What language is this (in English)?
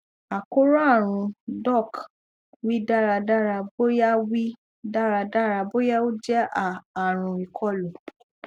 Yoruba